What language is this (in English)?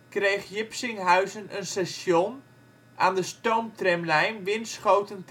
Dutch